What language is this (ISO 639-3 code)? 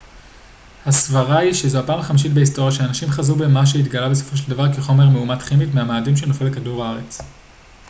heb